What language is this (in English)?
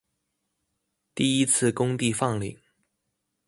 Chinese